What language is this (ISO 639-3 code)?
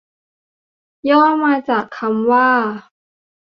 tha